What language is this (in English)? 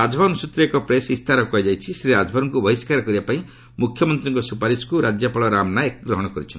Odia